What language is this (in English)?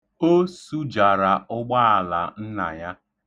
Igbo